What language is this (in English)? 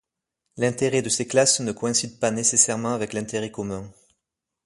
French